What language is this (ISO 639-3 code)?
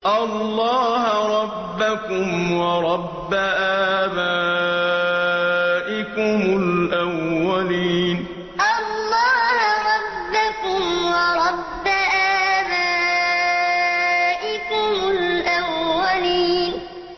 ara